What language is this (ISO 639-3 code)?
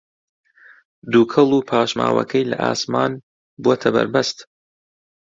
ckb